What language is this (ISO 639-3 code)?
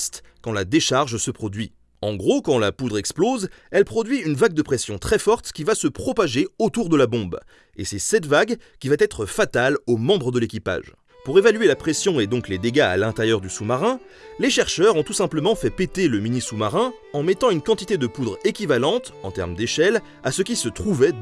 fra